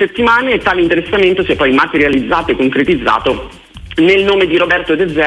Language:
Italian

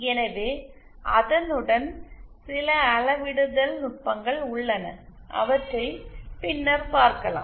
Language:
Tamil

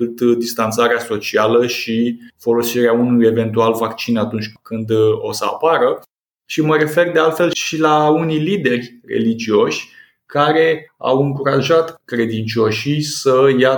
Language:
Romanian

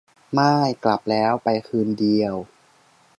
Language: Thai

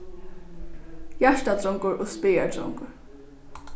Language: Faroese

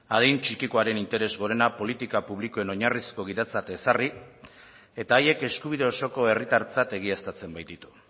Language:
Basque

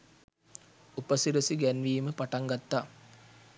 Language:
Sinhala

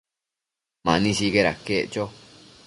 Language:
Matsés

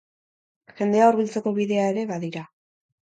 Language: Basque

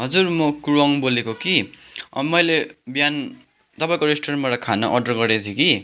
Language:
Nepali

